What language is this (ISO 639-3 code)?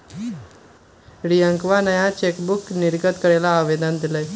mag